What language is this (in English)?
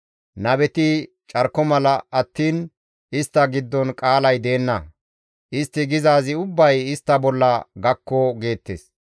Gamo